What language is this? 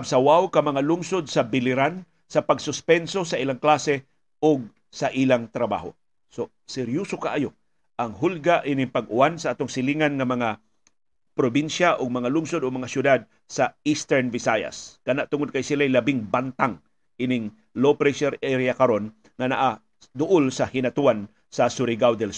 Filipino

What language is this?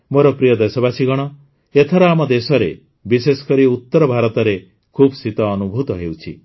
Odia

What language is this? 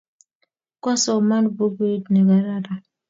Kalenjin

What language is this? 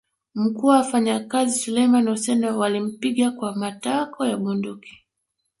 Swahili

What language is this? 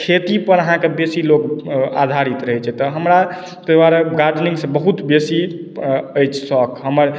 Maithili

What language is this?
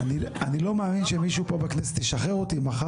Hebrew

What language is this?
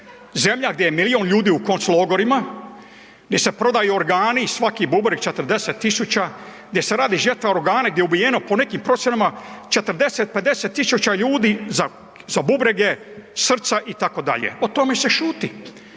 Croatian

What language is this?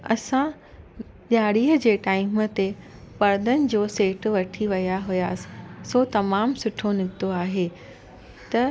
Sindhi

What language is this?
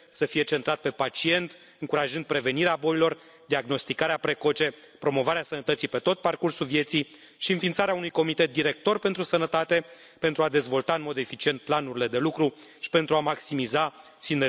Romanian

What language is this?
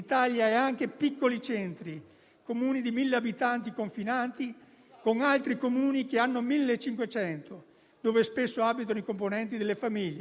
Italian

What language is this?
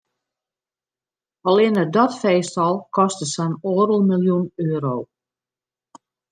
Western Frisian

